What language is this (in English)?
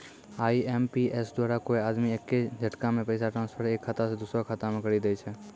Maithili